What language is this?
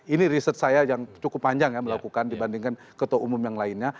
Indonesian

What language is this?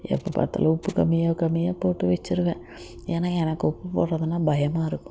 Tamil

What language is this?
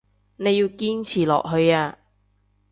Cantonese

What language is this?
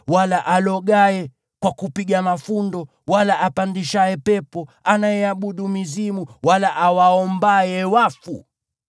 Swahili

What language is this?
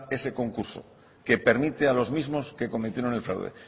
Spanish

